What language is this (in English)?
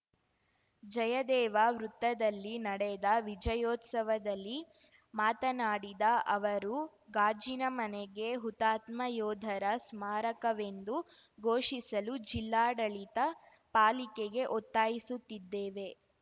Kannada